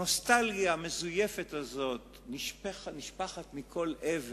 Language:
Hebrew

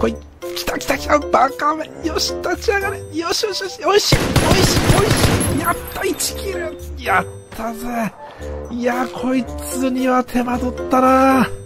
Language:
Japanese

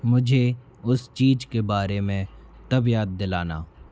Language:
Hindi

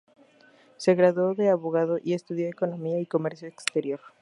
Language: Spanish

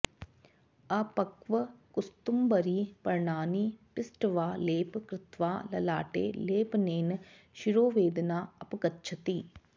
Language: Sanskrit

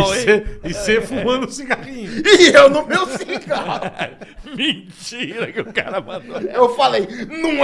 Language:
Portuguese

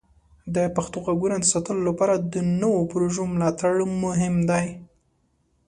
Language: Pashto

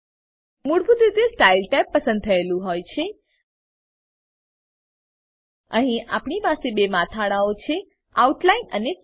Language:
Gujarati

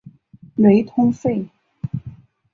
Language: Chinese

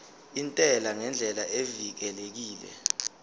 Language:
Zulu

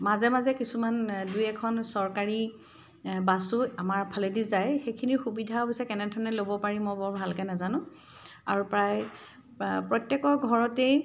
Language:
Assamese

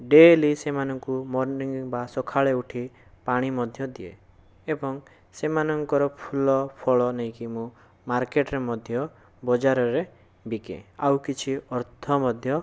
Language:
Odia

